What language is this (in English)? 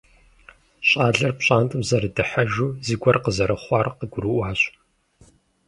Kabardian